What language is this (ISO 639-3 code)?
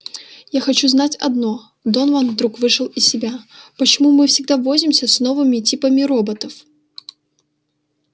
rus